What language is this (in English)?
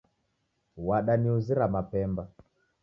Taita